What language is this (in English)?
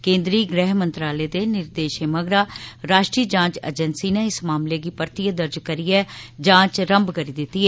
Dogri